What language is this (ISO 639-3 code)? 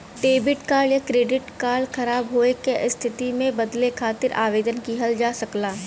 bho